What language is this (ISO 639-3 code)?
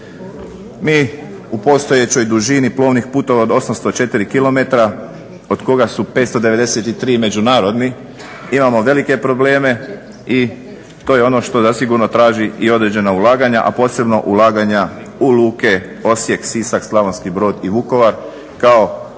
hrv